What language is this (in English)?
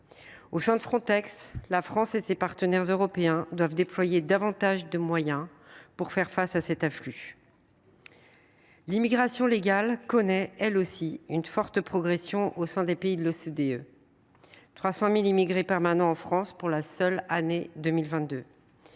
French